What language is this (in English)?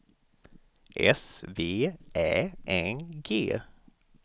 Swedish